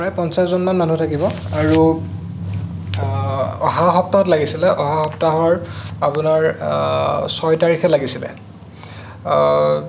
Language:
Assamese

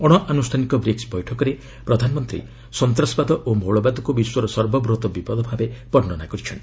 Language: Odia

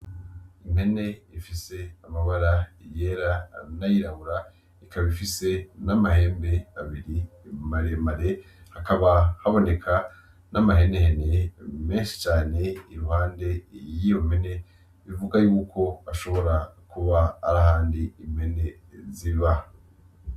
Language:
Rundi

